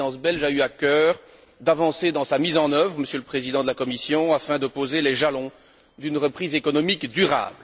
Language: French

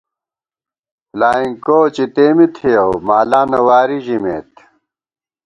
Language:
Gawar-Bati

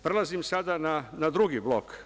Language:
Serbian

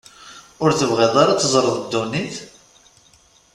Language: Kabyle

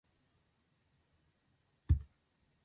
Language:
Azerbaijani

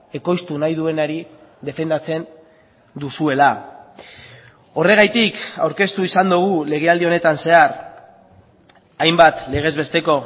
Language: Basque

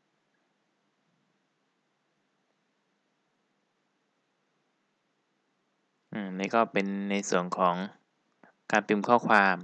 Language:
Thai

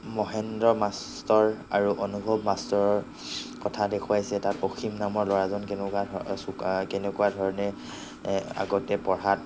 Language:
Assamese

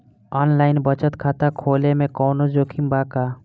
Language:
Bhojpuri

